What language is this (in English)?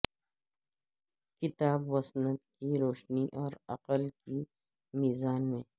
Urdu